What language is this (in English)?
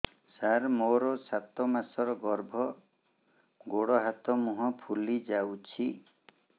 Odia